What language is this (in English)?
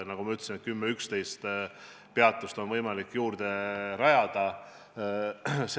Estonian